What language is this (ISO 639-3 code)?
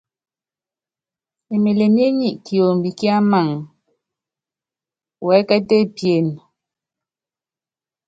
yav